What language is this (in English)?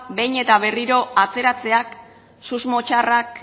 Basque